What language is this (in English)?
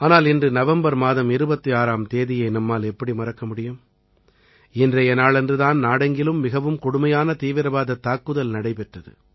Tamil